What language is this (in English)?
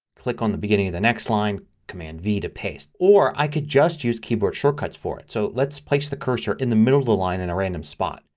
English